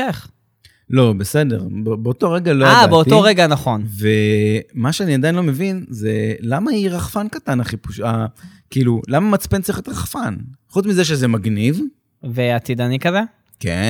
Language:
Hebrew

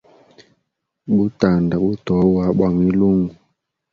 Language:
Hemba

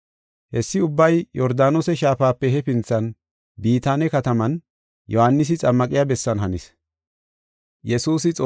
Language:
Gofa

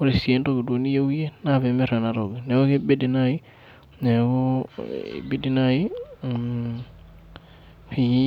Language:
Masai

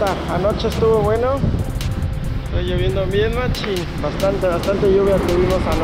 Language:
Spanish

